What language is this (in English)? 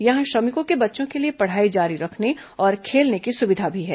Hindi